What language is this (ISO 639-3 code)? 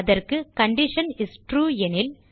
tam